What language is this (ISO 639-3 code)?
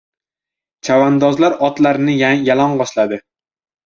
uzb